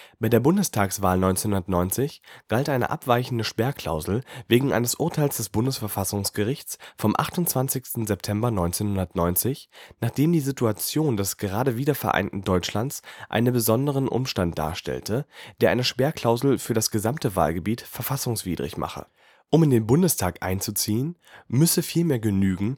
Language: German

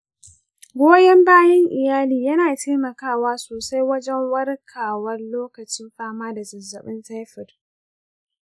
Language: Hausa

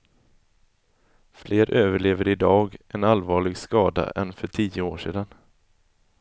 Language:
Swedish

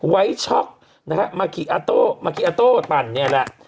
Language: Thai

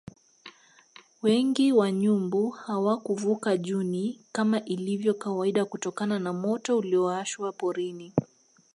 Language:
Swahili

